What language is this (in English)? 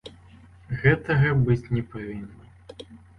Belarusian